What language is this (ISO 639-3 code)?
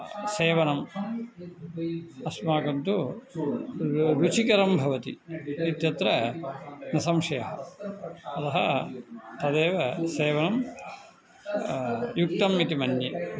san